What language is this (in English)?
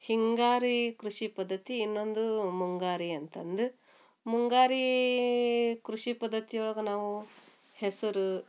Kannada